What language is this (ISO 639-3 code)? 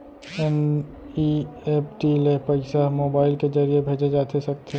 hne